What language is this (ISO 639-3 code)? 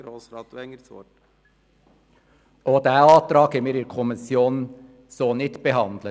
gsw